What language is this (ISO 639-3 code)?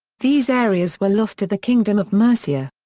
eng